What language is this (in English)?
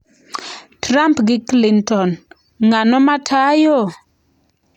Luo (Kenya and Tanzania)